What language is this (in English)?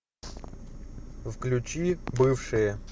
Russian